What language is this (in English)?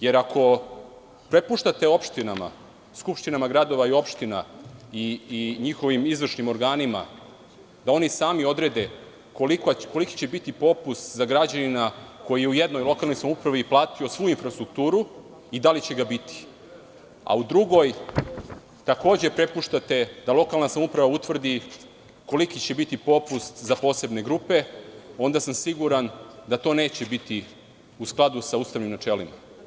Serbian